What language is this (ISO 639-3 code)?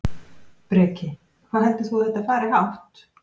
isl